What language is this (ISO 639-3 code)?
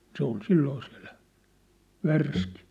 fin